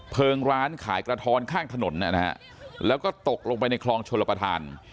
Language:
Thai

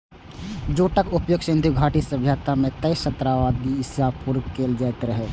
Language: Maithili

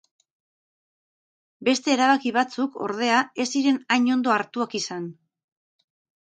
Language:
Basque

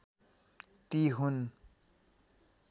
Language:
Nepali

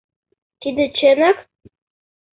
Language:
Mari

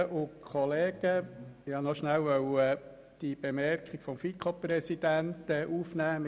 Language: Swiss German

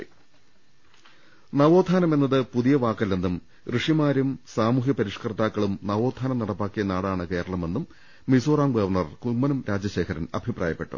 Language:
Malayalam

